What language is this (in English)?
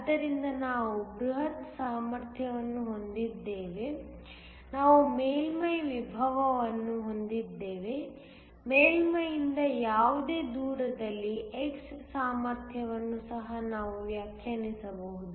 Kannada